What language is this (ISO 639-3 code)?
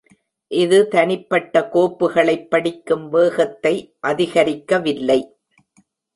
tam